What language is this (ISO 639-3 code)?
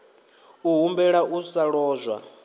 ven